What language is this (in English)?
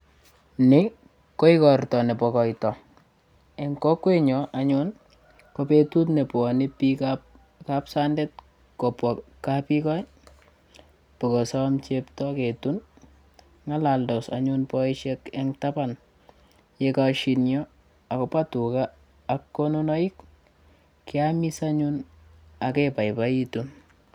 Kalenjin